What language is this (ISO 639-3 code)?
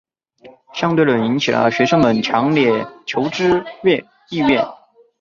zho